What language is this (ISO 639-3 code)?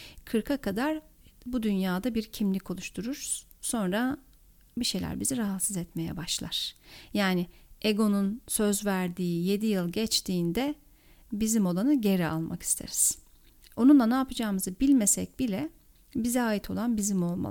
tur